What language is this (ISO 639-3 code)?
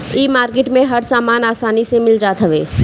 bho